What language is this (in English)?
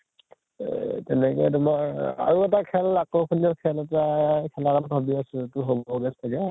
Assamese